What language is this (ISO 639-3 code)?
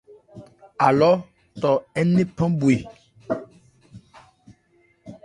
ebr